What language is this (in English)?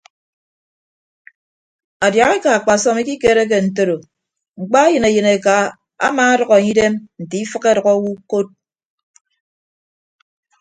Ibibio